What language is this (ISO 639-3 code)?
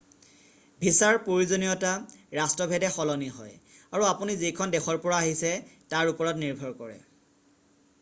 asm